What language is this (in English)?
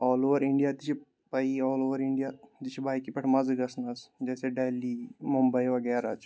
Kashmiri